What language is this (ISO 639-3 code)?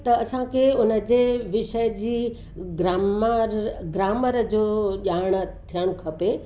snd